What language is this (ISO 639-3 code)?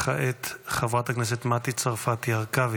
heb